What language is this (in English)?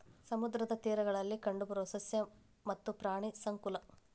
Kannada